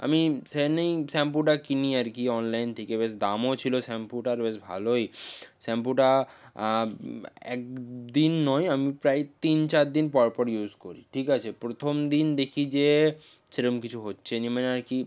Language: Bangla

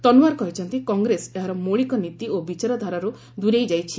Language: Odia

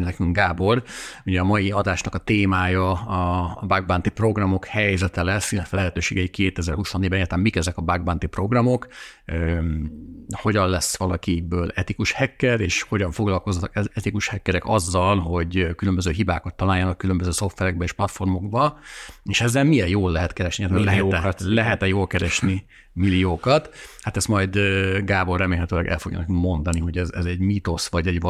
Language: Hungarian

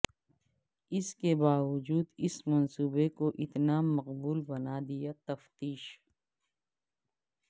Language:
Urdu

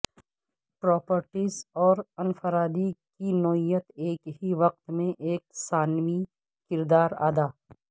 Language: Urdu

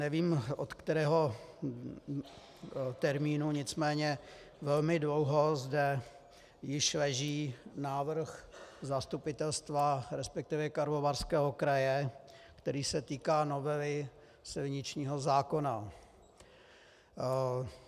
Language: Czech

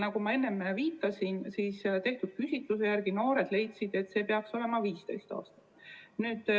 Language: Estonian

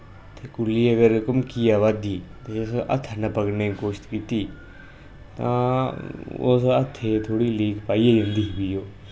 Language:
Dogri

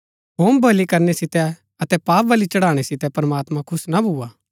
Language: Gaddi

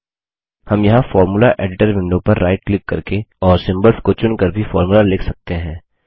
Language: Hindi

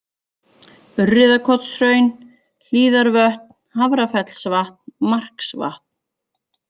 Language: Icelandic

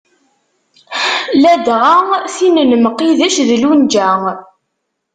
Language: Kabyle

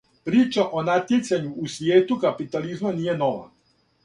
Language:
Serbian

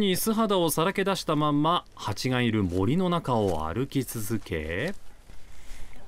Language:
Japanese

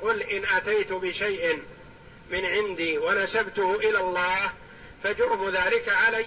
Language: Arabic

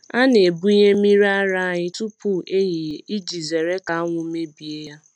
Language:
Igbo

